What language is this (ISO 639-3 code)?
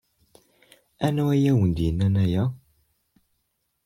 kab